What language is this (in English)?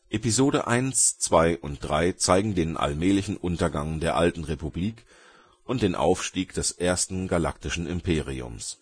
German